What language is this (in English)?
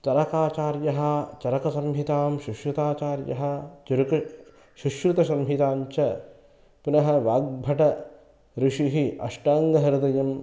Sanskrit